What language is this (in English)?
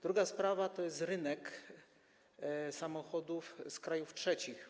Polish